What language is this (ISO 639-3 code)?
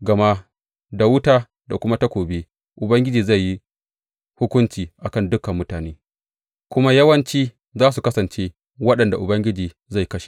hau